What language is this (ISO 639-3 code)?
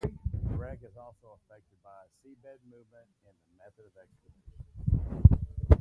eng